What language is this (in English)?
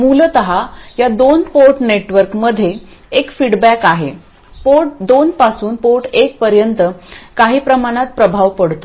Marathi